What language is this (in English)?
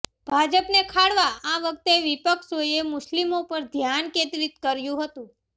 Gujarati